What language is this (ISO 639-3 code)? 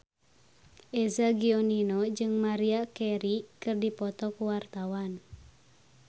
sun